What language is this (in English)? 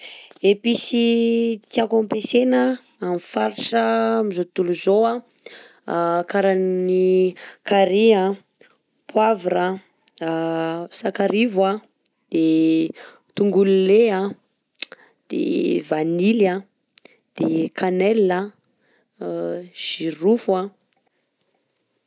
Southern Betsimisaraka Malagasy